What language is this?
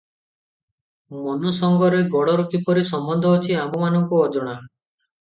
Odia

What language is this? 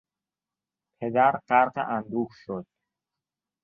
Persian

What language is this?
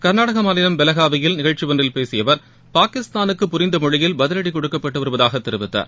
Tamil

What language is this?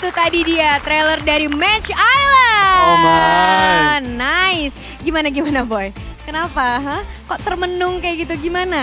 Indonesian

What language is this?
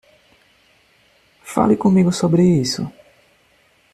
Portuguese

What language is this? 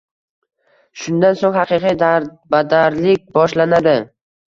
Uzbek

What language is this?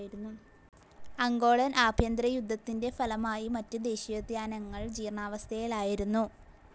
Malayalam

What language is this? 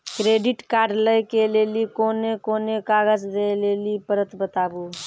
Maithili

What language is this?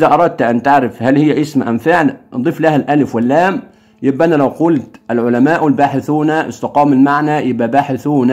Arabic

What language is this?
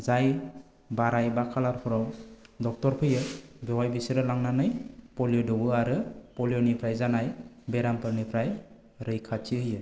Bodo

